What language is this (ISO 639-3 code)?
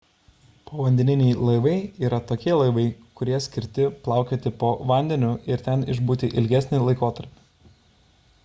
lit